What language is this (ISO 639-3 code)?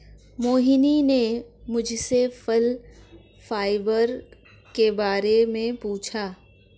hin